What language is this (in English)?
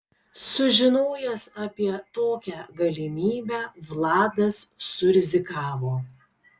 Lithuanian